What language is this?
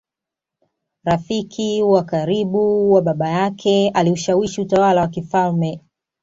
Swahili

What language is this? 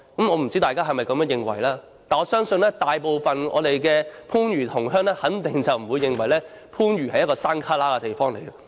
Cantonese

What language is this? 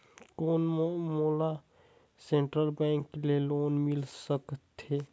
Chhattisgarhi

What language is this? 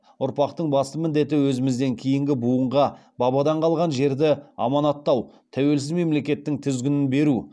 Kazakh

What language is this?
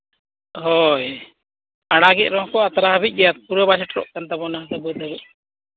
Santali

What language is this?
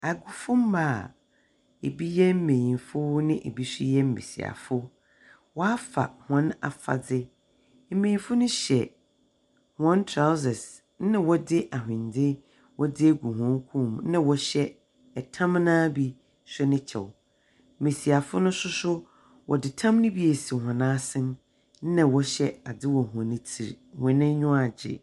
Akan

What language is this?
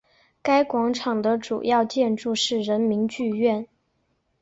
Chinese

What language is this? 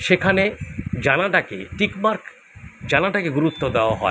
Bangla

